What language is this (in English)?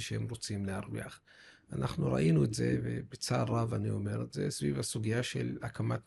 Hebrew